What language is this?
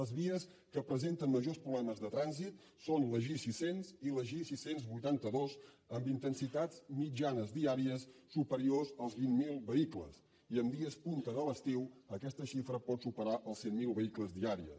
Catalan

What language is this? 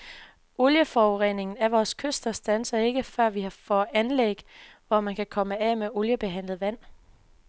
Danish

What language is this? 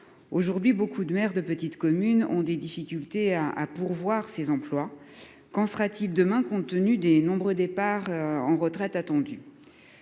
French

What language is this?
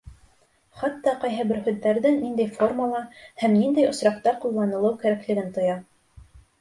Bashkir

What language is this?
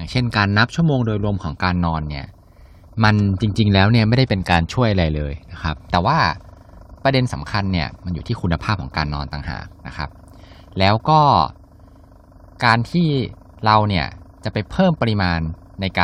Thai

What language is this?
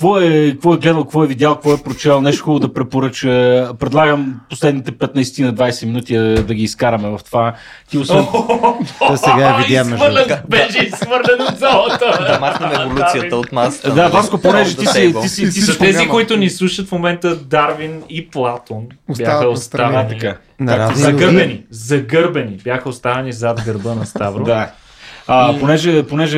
Bulgarian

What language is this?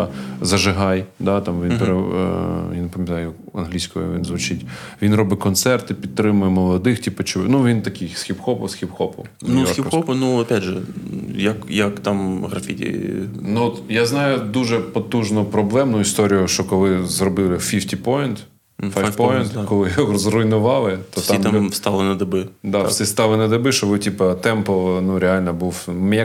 Ukrainian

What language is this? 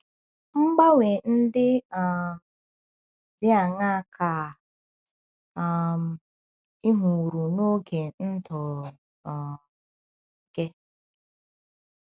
Igbo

